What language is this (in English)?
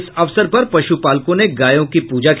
Hindi